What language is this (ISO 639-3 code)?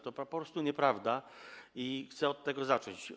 pol